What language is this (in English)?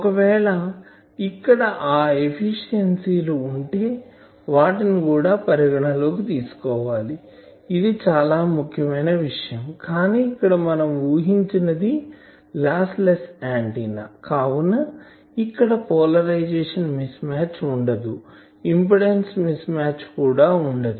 Telugu